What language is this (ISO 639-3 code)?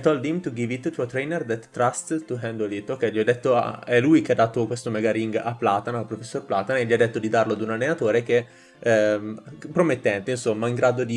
ita